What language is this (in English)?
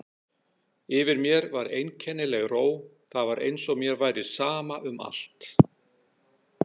Icelandic